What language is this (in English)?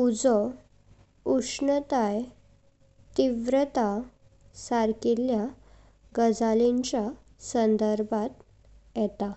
Konkani